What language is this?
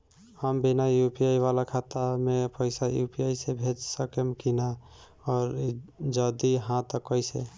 Bhojpuri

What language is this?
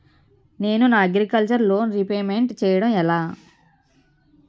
Telugu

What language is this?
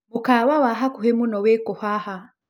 Kikuyu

